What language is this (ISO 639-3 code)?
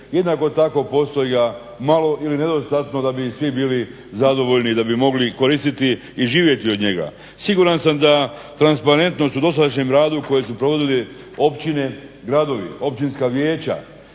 hrv